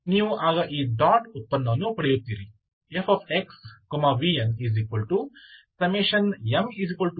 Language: Kannada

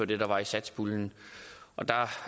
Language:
Danish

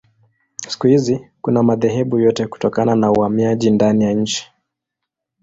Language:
Swahili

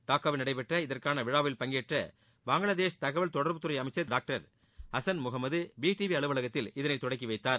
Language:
Tamil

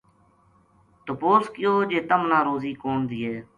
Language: Gujari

